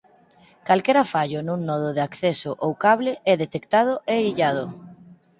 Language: Galician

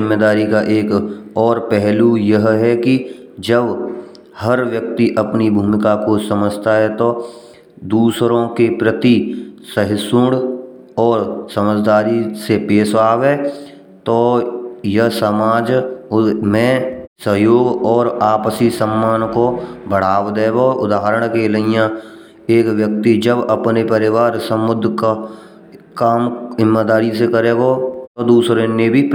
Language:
Braj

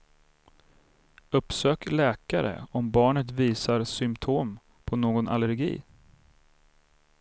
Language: Swedish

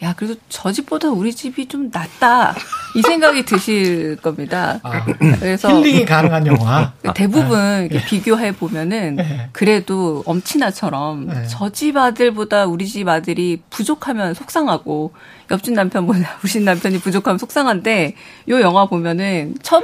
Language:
Korean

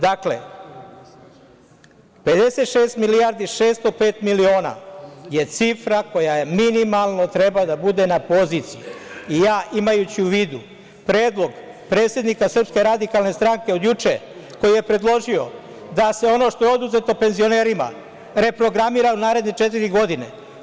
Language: Serbian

